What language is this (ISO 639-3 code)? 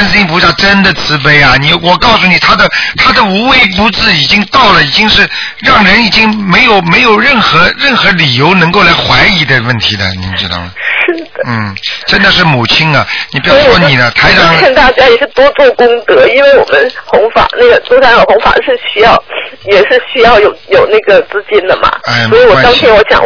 zho